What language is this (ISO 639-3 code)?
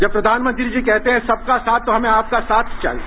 hin